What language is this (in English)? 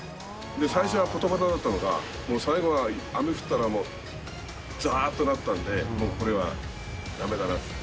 Japanese